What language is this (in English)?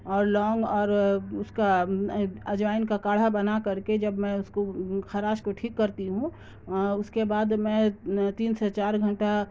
Urdu